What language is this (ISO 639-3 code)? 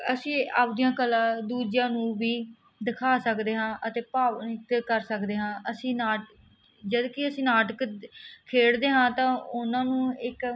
pan